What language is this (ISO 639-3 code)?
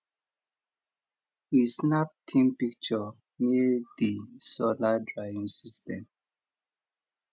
pcm